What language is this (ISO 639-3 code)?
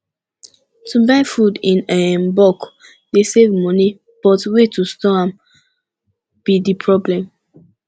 pcm